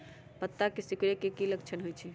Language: Magahi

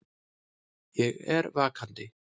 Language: Icelandic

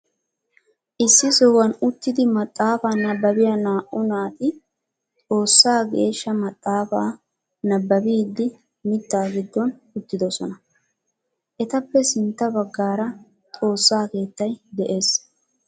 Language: Wolaytta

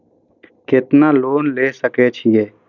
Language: Maithili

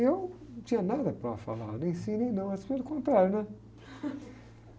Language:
Portuguese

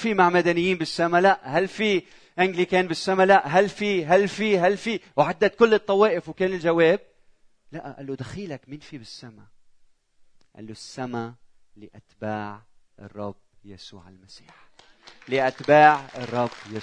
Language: Arabic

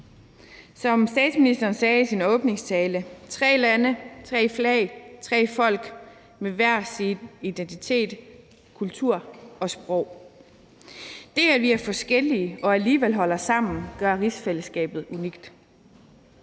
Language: Danish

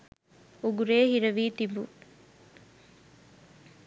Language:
Sinhala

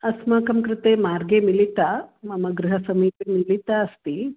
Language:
Sanskrit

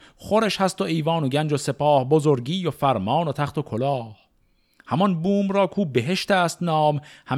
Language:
Persian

